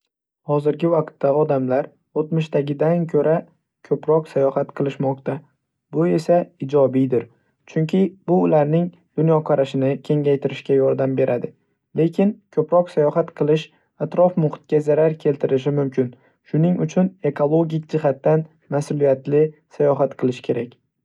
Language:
Uzbek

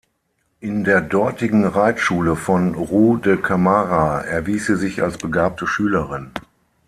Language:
German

